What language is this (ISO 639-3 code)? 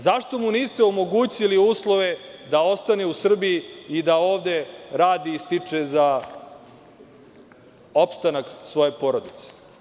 srp